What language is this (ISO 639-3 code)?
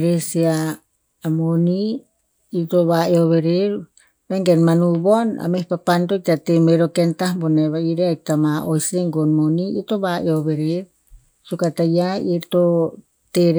tpz